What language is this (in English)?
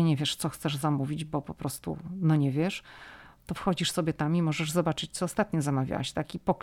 Polish